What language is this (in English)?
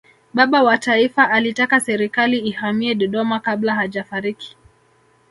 Swahili